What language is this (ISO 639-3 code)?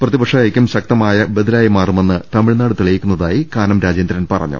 mal